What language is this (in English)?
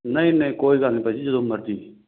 Punjabi